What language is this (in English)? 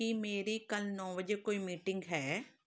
Punjabi